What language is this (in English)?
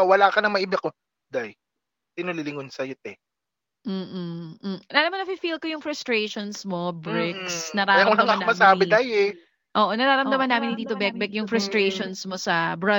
Filipino